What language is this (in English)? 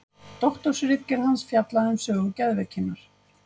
Icelandic